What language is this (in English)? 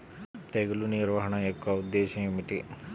Telugu